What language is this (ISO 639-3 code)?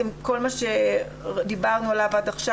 heb